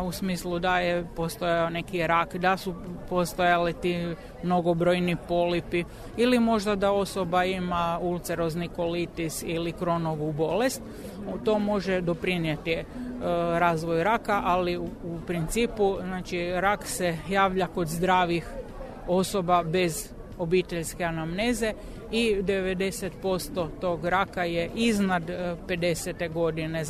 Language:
Croatian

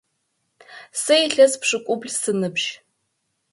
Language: Adyghe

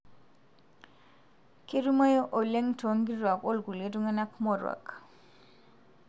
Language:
Masai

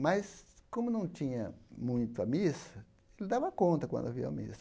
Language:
Portuguese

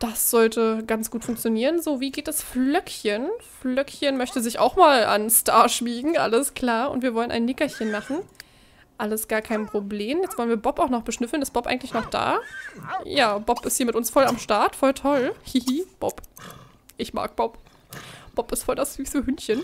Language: German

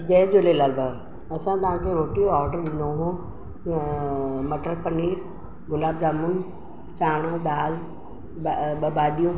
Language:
Sindhi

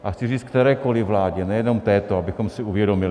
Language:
Czech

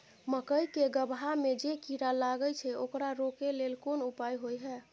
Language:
Maithili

